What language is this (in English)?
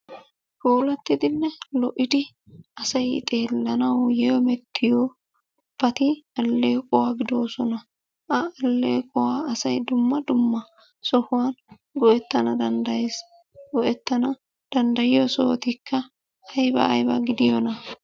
Wolaytta